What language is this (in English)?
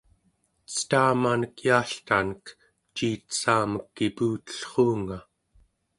Central Yupik